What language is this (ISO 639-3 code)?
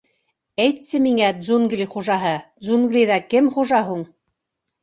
bak